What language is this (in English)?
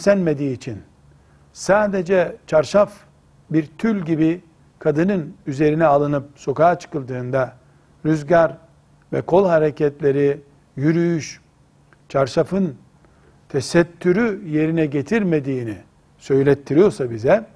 Turkish